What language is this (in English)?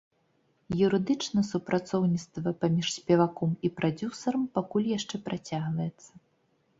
Belarusian